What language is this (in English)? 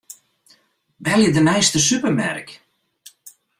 Western Frisian